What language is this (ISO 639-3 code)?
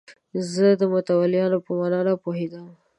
pus